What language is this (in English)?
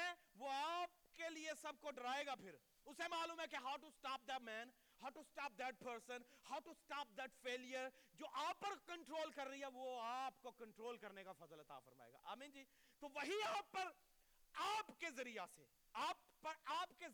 Urdu